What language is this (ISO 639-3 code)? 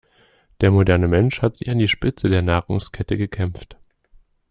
deu